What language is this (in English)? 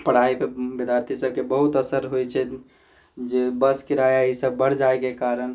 Maithili